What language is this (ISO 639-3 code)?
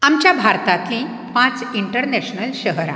kok